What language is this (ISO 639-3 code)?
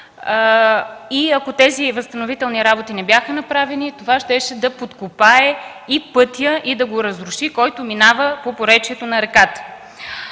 bul